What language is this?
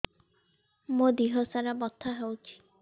Odia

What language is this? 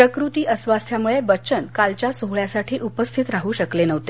Marathi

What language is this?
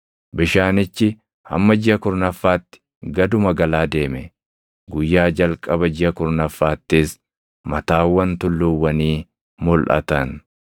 Oromo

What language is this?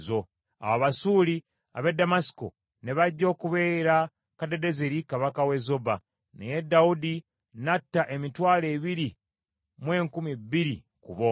Ganda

